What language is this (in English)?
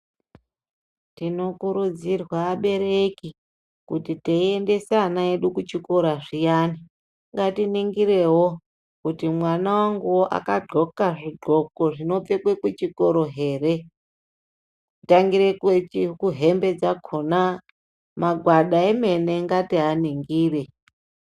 Ndau